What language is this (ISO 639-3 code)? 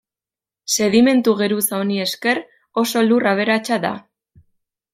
eus